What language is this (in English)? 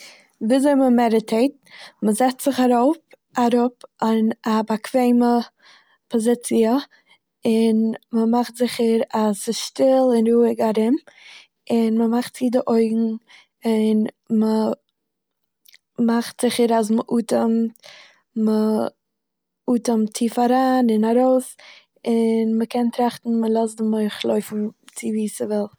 Yiddish